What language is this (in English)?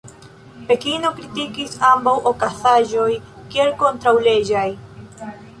Esperanto